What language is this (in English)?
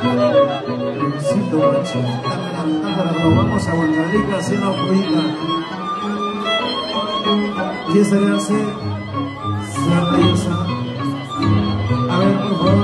Spanish